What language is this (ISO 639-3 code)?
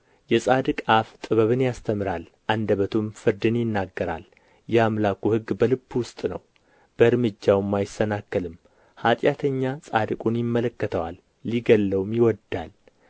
amh